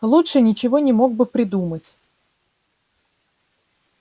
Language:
Russian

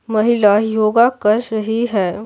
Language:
Hindi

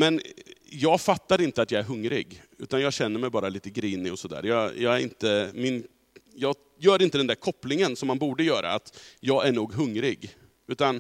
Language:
Swedish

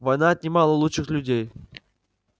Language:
Russian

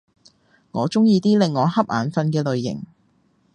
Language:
Cantonese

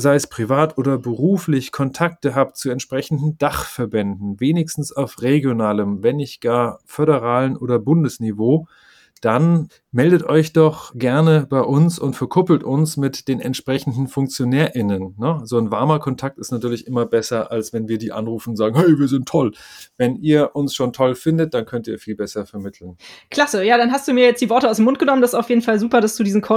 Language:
German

